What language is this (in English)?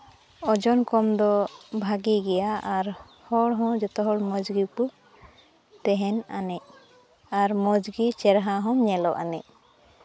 Santali